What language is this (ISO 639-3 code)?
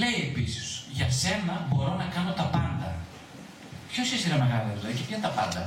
ell